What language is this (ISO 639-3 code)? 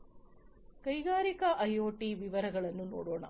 kan